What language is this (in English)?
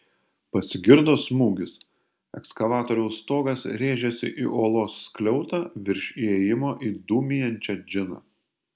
Lithuanian